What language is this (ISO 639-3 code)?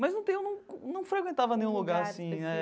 por